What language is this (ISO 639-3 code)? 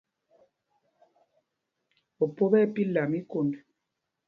mgg